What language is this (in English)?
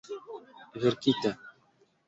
Esperanto